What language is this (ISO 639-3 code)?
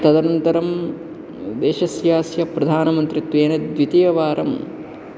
san